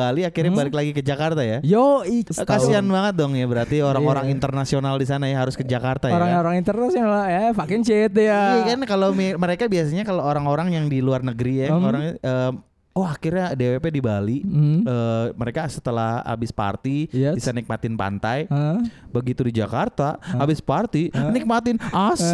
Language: Indonesian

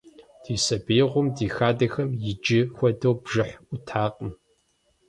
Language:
Kabardian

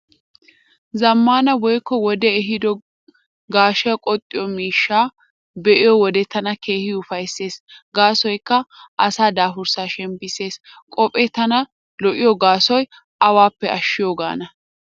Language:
Wolaytta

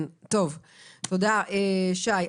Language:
Hebrew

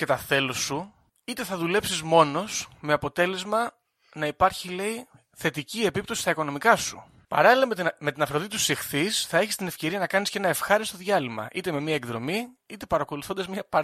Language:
Greek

